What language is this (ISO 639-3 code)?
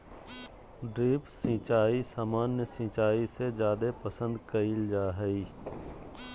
mag